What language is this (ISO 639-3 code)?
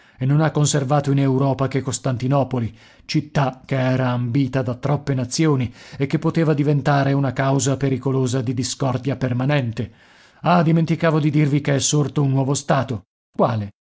ita